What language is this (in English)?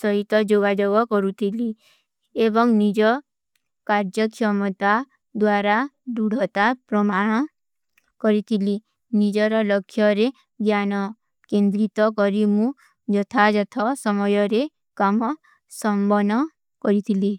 Kui (India)